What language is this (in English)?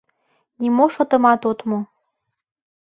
Mari